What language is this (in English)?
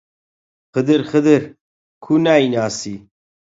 Central Kurdish